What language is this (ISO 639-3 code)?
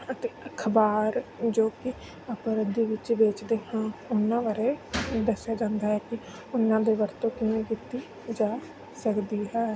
pan